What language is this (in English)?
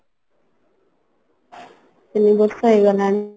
Odia